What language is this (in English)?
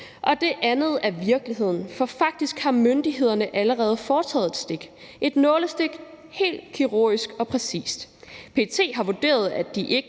Danish